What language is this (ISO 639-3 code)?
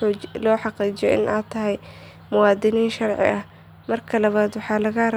som